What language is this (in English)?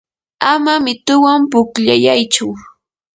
Yanahuanca Pasco Quechua